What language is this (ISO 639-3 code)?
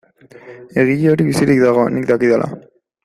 eus